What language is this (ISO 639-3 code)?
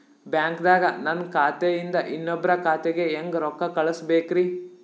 kan